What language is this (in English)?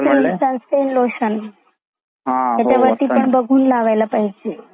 Marathi